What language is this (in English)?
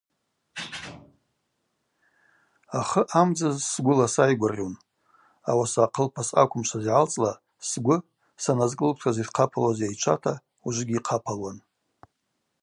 Abaza